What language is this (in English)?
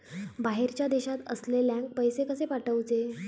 Marathi